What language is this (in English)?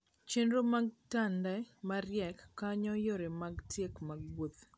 Luo (Kenya and Tanzania)